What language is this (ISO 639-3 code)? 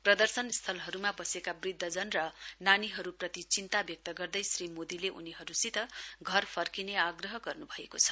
nep